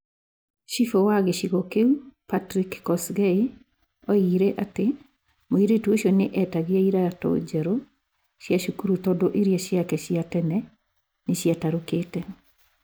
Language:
Kikuyu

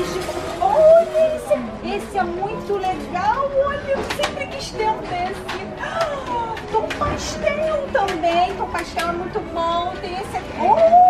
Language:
Portuguese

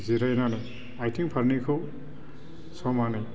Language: Bodo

